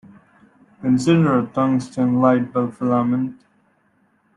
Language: English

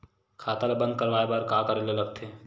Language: Chhattisgarhi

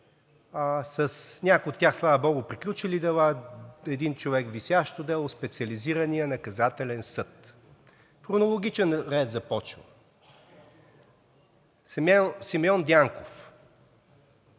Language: Bulgarian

